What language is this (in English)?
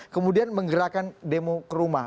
Indonesian